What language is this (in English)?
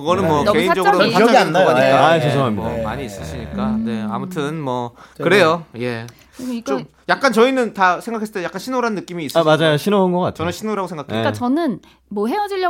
Korean